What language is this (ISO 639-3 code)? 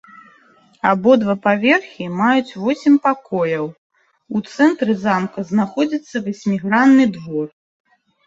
bel